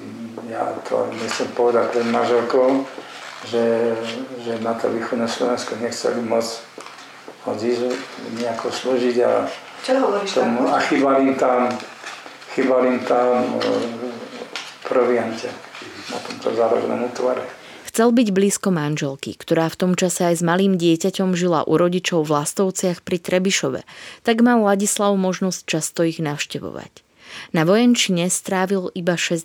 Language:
Slovak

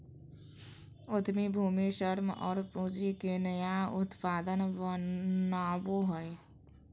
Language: Magahi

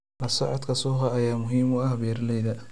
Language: Somali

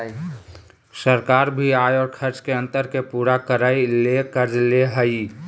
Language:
Magahi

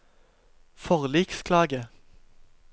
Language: Norwegian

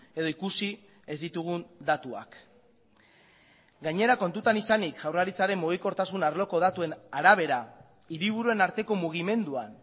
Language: Basque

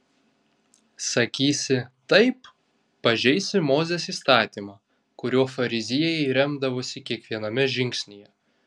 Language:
Lithuanian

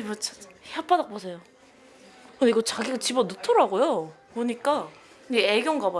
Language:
Korean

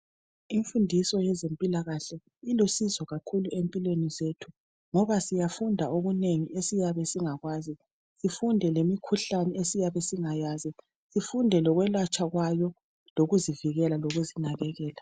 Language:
North Ndebele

